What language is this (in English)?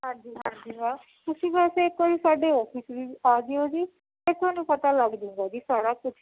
Punjabi